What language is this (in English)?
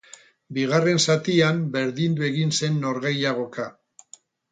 Basque